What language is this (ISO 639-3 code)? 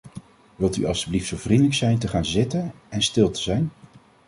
nld